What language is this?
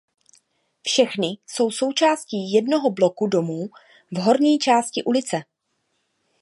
Czech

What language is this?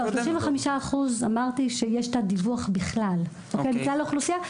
Hebrew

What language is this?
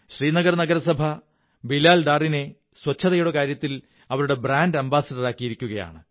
Malayalam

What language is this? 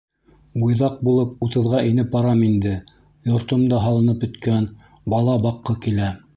Bashkir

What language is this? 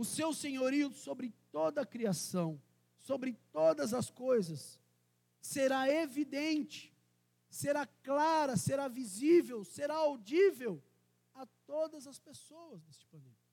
Portuguese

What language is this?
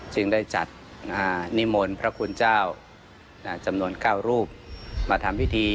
Thai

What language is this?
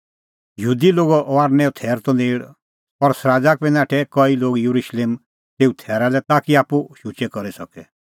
Kullu Pahari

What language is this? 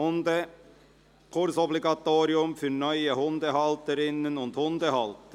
Swiss German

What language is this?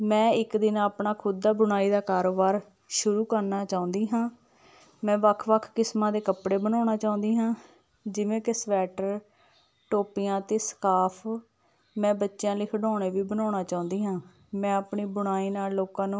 Punjabi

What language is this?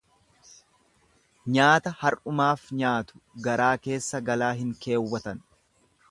Oromo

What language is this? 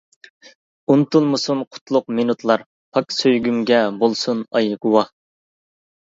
Uyghur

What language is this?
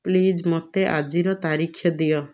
Odia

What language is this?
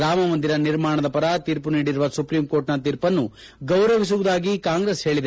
Kannada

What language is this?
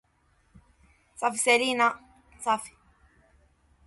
English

